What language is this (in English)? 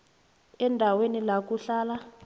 South Ndebele